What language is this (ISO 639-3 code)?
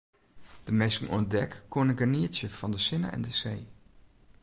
fry